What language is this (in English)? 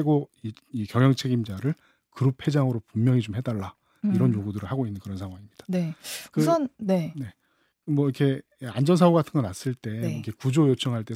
Korean